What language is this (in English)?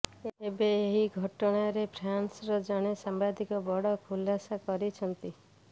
Odia